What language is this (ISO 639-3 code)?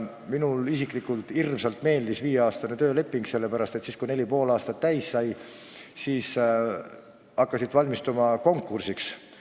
est